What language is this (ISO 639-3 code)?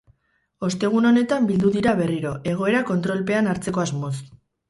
eus